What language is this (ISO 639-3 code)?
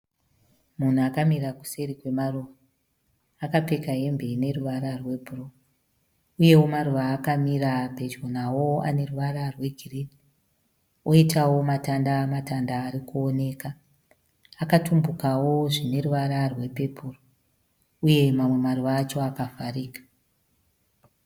sna